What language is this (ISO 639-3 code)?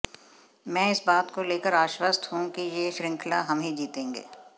hin